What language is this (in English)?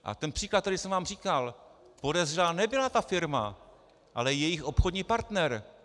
Czech